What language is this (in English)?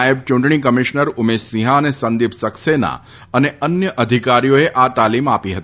Gujarati